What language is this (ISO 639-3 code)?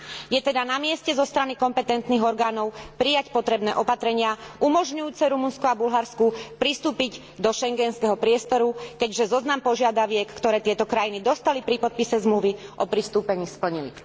slk